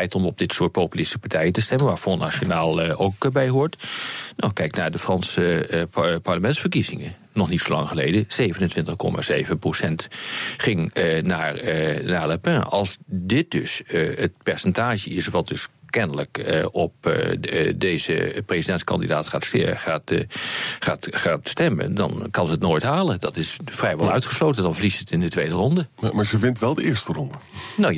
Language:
Dutch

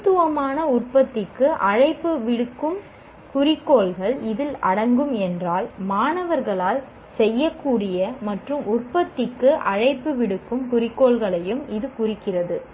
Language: Tamil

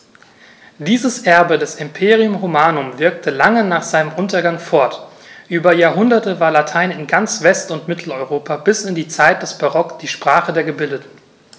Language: German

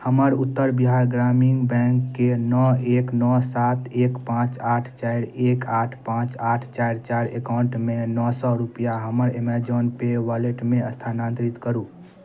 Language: Maithili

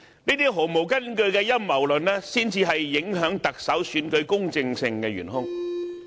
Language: Cantonese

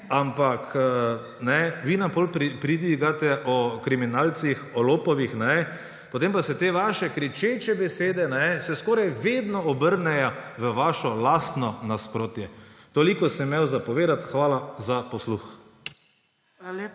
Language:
Slovenian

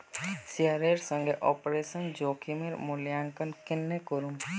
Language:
Magahi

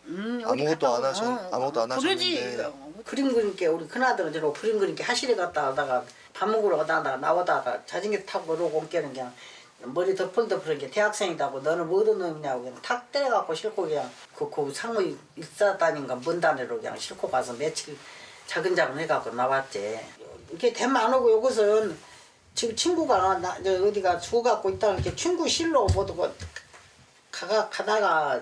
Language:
Korean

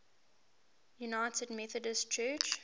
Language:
English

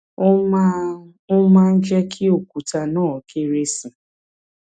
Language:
Yoruba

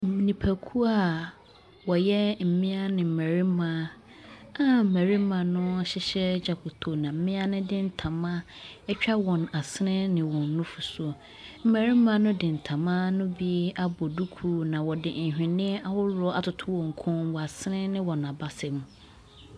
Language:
Akan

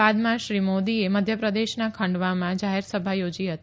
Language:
Gujarati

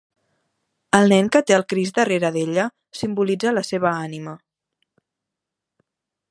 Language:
Catalan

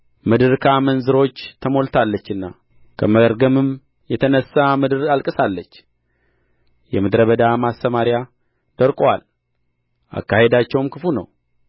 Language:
Amharic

